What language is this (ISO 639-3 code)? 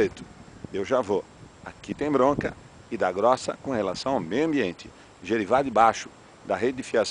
por